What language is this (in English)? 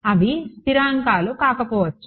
Telugu